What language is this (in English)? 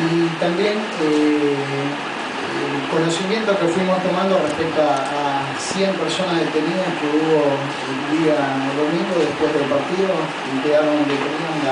Spanish